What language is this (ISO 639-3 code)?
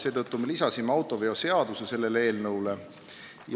est